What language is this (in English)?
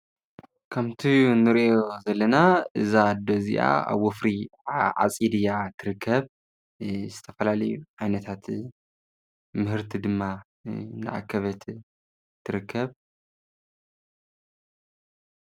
Tigrinya